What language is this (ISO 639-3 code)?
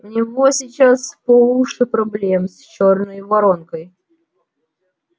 rus